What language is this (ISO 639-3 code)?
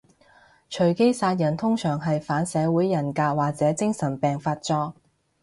yue